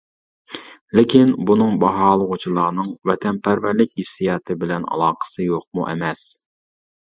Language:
Uyghur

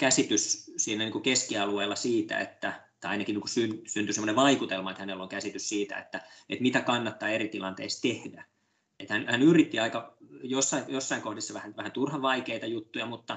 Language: Finnish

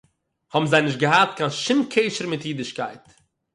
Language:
Yiddish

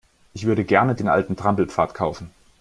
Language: German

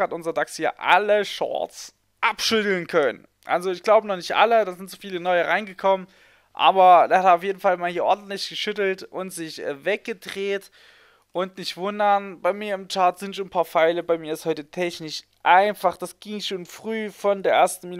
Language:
German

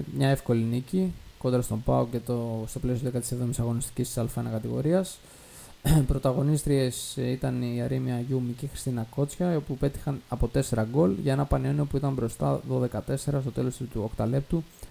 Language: Greek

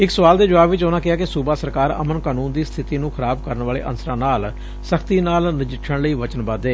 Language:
Punjabi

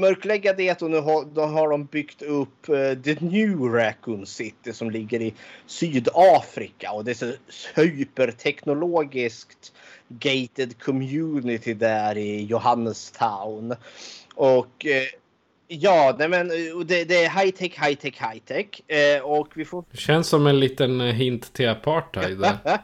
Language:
Swedish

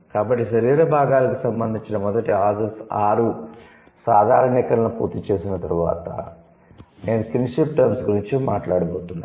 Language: Telugu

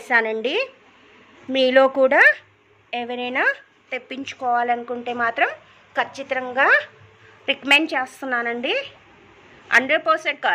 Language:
Telugu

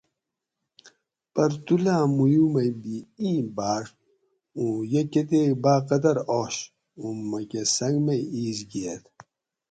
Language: Gawri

